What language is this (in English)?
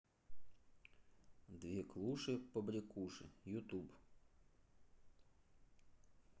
Russian